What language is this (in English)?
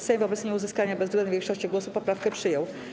Polish